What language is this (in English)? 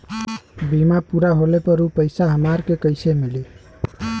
Bhojpuri